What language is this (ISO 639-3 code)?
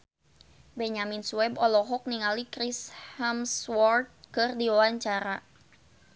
sun